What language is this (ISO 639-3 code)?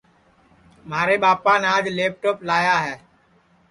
ssi